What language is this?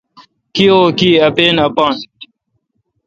Kalkoti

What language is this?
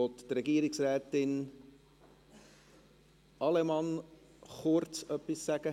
Swiss German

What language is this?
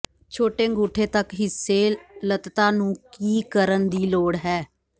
Punjabi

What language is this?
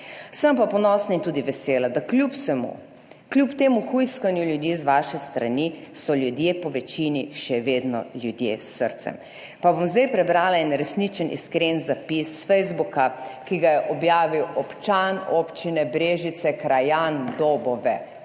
Slovenian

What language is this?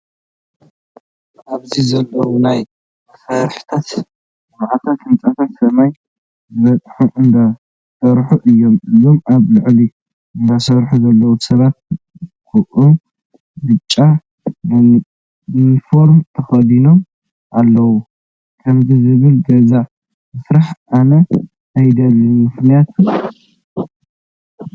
Tigrinya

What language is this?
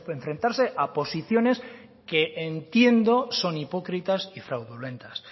Spanish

